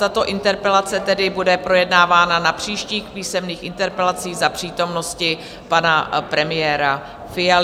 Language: Czech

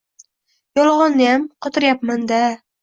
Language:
Uzbek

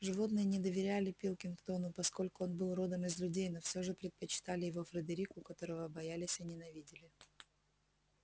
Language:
Russian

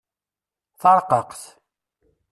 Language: Kabyle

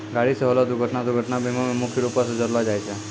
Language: Maithili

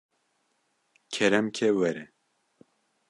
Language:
Kurdish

